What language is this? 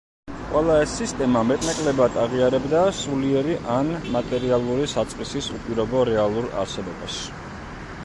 Georgian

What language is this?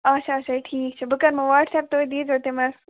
Kashmiri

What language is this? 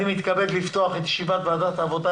Hebrew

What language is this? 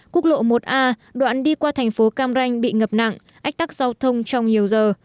Vietnamese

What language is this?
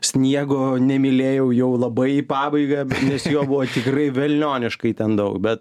Lithuanian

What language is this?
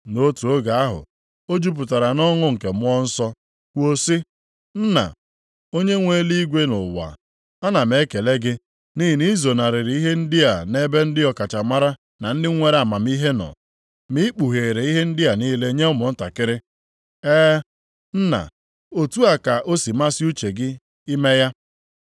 Igbo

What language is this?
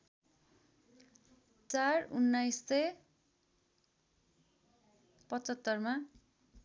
Nepali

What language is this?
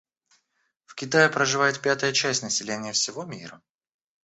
Russian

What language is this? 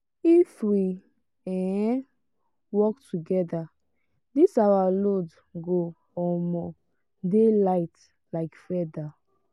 Nigerian Pidgin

